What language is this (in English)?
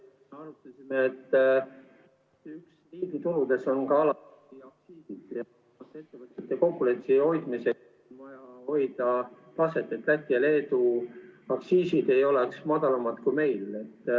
Estonian